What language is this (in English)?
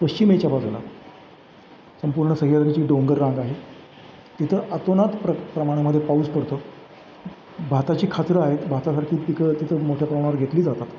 Marathi